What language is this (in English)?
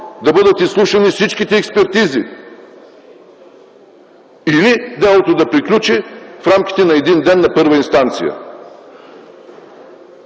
Bulgarian